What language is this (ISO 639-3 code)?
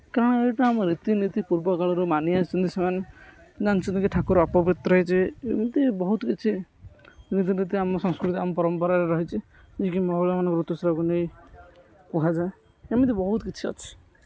ori